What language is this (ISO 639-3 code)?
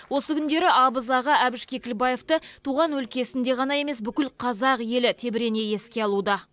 kaz